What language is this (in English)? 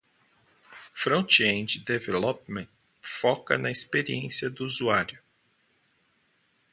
Portuguese